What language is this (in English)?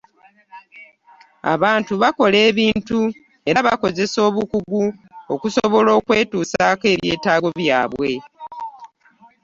Ganda